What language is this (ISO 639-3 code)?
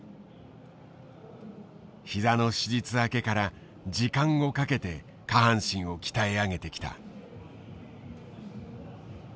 jpn